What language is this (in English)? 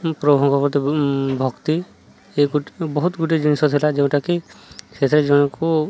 Odia